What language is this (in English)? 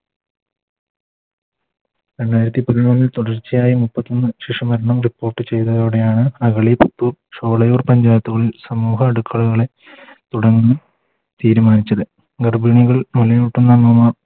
Malayalam